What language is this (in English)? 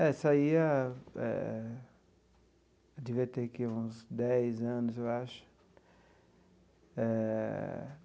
Portuguese